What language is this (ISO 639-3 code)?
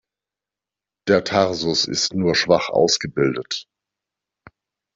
deu